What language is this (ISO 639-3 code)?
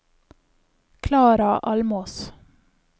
nor